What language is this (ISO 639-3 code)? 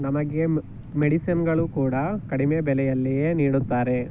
kan